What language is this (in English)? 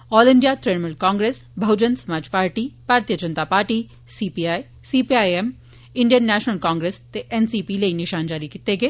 Dogri